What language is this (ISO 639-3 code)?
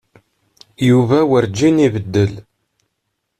kab